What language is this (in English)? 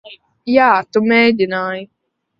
Latvian